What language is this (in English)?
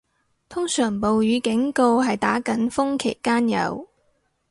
Cantonese